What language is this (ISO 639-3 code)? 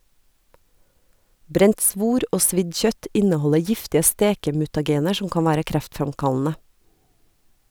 nor